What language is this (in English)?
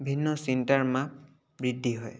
Assamese